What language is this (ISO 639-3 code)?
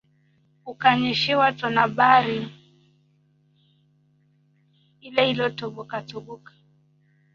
swa